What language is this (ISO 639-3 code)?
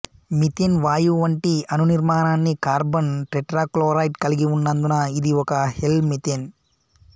tel